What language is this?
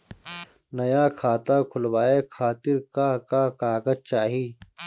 Bhojpuri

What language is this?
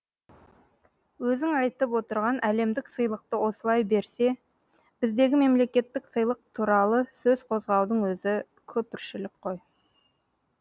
Kazakh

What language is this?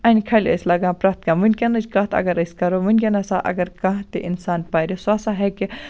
Kashmiri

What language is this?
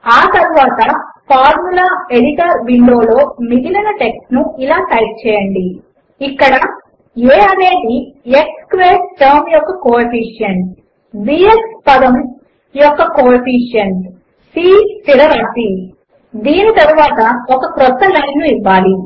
Telugu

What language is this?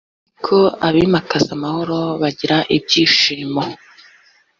Kinyarwanda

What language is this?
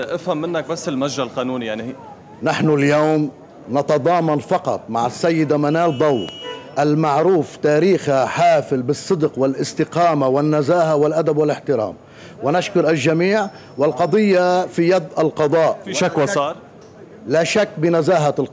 Arabic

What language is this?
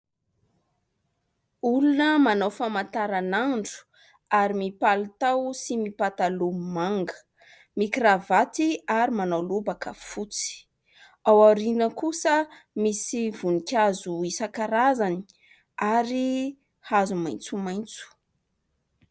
Malagasy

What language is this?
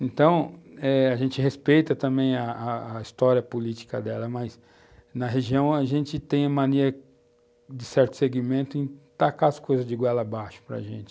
Portuguese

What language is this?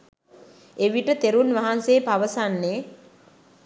Sinhala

